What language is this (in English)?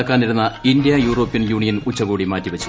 Malayalam